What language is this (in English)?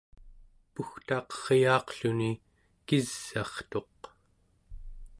Central Yupik